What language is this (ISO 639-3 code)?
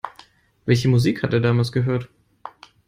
deu